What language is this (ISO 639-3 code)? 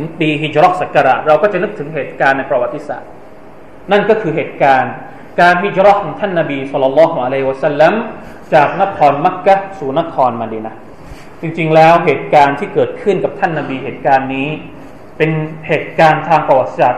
tha